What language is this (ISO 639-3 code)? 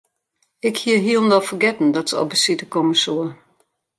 fry